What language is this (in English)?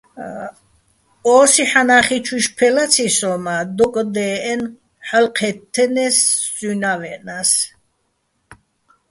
Bats